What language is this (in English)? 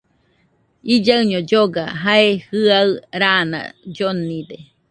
Nüpode Huitoto